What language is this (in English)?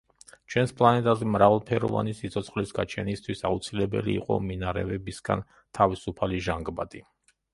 Georgian